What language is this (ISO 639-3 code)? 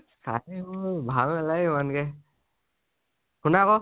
asm